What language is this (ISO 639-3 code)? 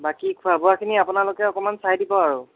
asm